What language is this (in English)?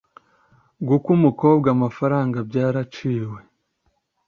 Kinyarwanda